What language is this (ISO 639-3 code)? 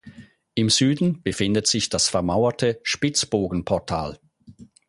deu